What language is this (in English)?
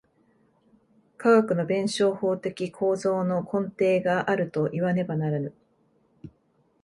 Japanese